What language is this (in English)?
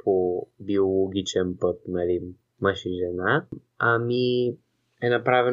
Bulgarian